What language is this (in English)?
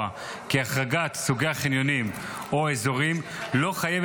Hebrew